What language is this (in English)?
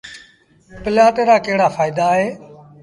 Sindhi Bhil